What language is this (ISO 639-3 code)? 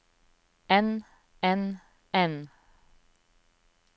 nor